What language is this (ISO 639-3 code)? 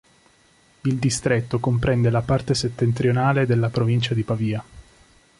ita